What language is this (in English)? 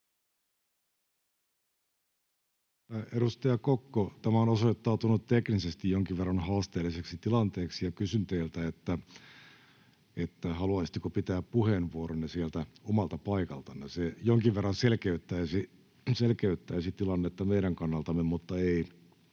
Finnish